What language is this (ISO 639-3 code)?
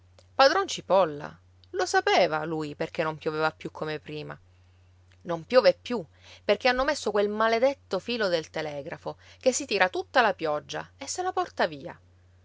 ita